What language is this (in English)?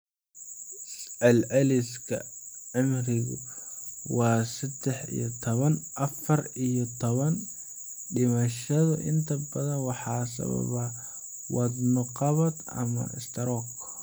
Somali